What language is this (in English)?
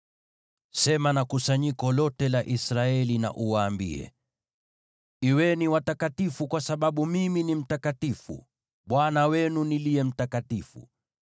Swahili